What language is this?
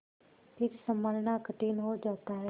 Hindi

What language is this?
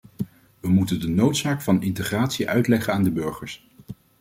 Dutch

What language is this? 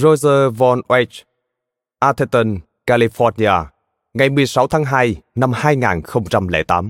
Vietnamese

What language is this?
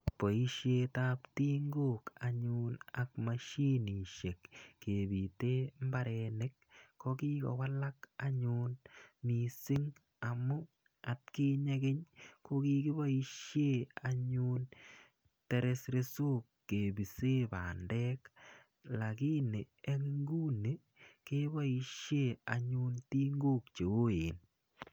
Kalenjin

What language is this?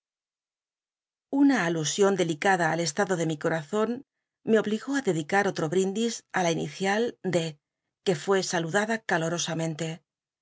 Spanish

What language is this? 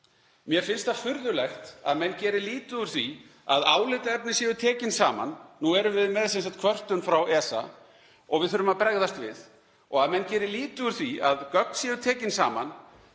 Icelandic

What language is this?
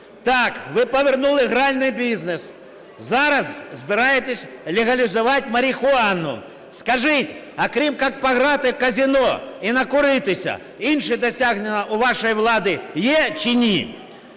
Ukrainian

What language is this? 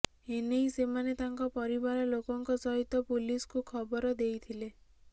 Odia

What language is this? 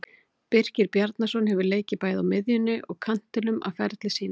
Icelandic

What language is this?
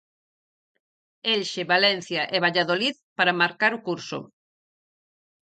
Galician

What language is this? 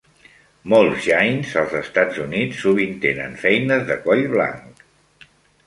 Catalan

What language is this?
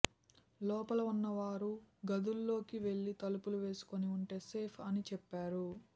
Telugu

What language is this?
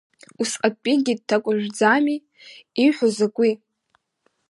Abkhazian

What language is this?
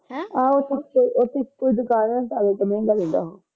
Punjabi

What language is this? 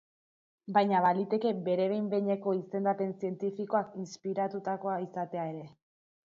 Basque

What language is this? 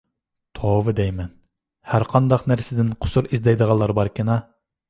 Uyghur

